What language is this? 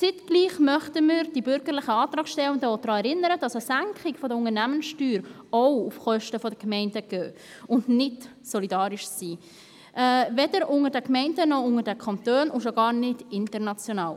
Swiss German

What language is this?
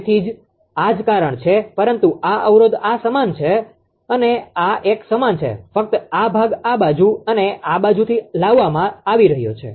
Gujarati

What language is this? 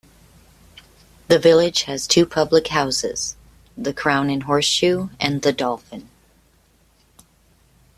English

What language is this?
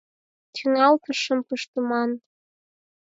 Mari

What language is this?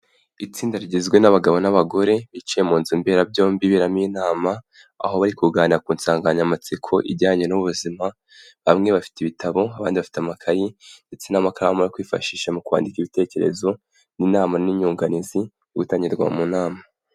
Kinyarwanda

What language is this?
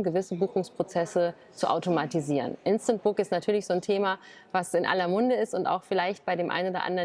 German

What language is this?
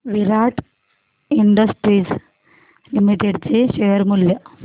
Marathi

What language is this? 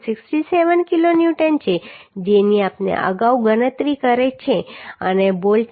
Gujarati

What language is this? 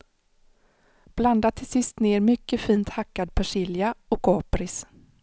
Swedish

